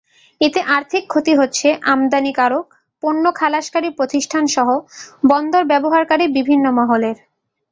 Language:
Bangla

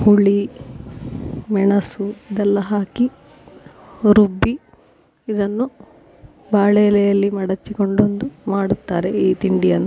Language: Kannada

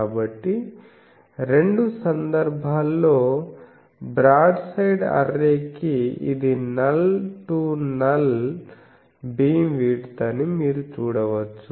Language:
Telugu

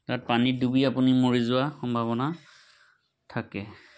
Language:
Assamese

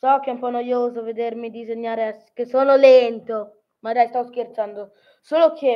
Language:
Italian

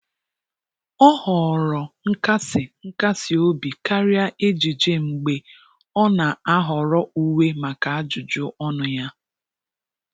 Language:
Igbo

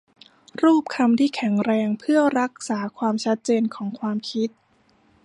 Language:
Thai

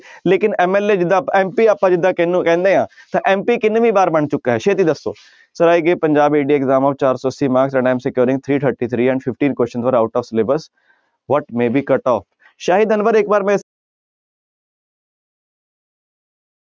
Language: Punjabi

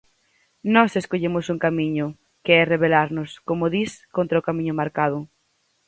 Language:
Galician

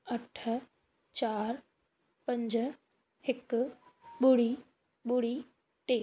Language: Sindhi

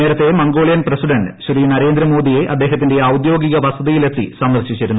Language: Malayalam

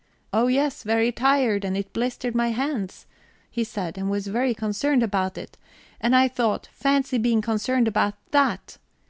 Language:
English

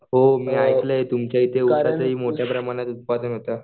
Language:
Marathi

